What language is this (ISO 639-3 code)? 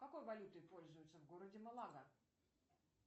rus